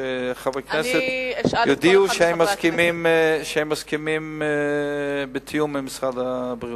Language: Hebrew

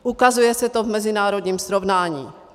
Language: Czech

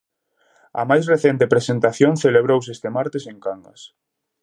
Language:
Galician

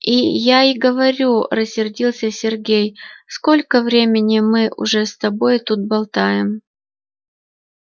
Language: Russian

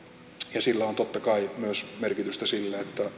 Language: Finnish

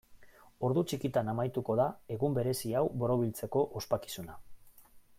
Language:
Basque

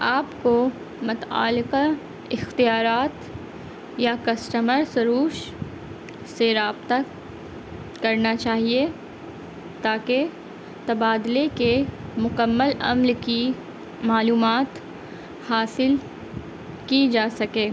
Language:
Urdu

